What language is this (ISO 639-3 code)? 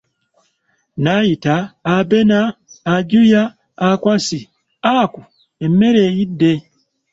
lug